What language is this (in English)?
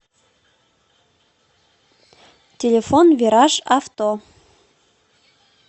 Russian